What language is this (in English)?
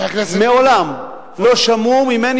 Hebrew